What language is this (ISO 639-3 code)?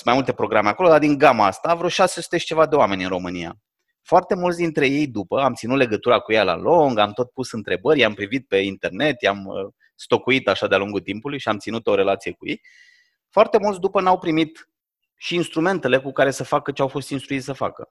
ron